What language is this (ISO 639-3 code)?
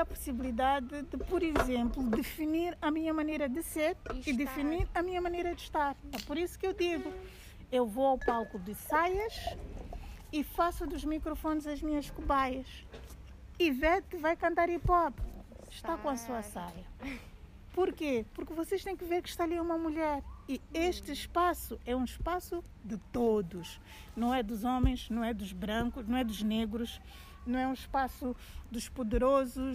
por